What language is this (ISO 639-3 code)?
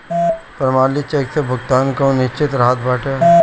bho